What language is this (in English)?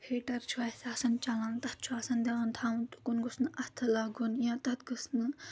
Kashmiri